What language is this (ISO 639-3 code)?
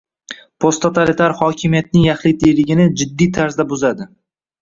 uzb